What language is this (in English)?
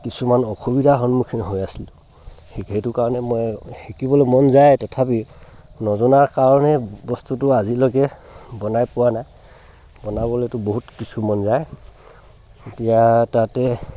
Assamese